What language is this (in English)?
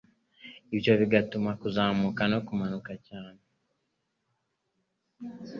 Kinyarwanda